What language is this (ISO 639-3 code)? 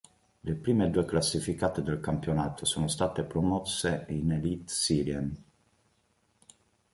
ita